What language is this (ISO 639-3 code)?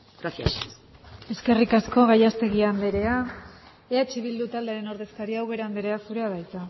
eus